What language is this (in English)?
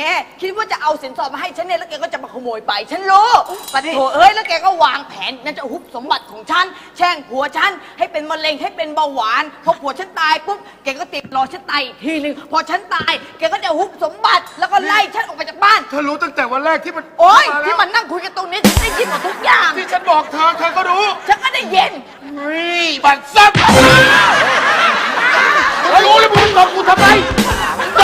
Thai